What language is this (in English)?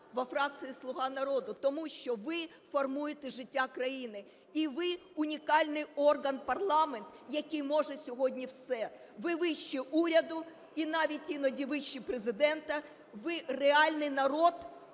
Ukrainian